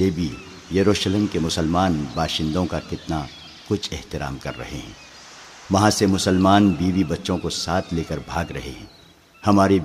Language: Urdu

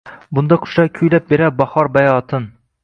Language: Uzbek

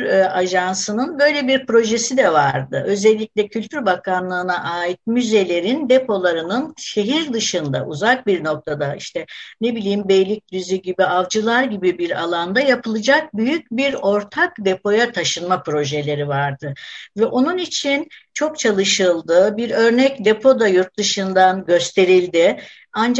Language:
Turkish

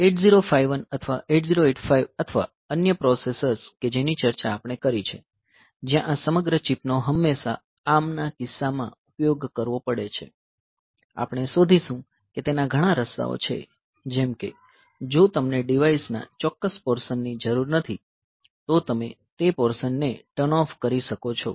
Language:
Gujarati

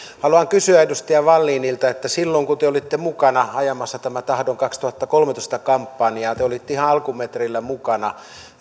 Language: Finnish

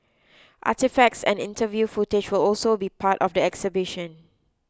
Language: English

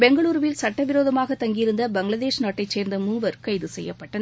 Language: Tamil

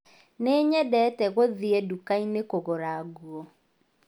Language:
Kikuyu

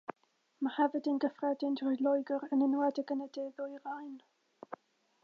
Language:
Welsh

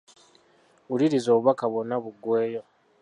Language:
Ganda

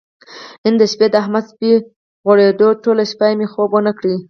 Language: Pashto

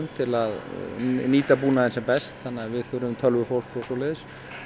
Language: Icelandic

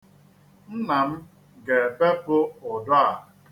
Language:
Igbo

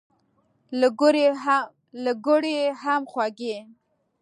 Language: Pashto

